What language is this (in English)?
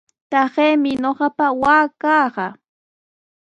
Sihuas Ancash Quechua